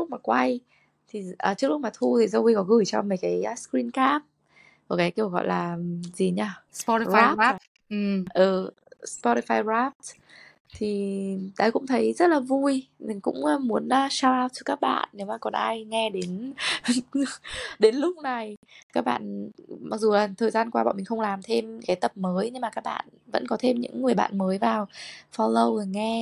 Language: Vietnamese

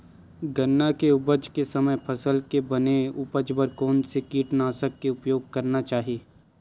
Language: Chhattisgarhi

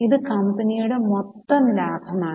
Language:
Malayalam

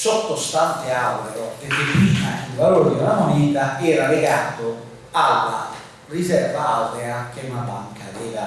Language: Italian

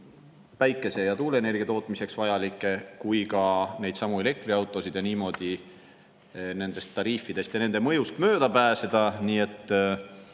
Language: Estonian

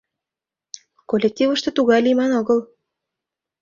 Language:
Mari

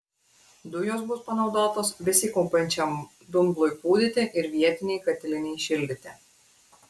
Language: Lithuanian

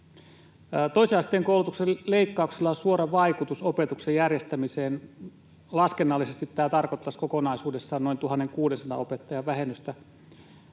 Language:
Finnish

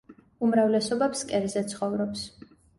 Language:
Georgian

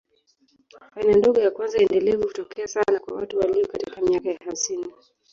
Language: Swahili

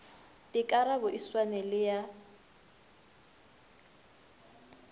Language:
Northern Sotho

